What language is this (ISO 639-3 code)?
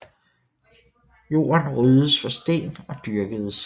dan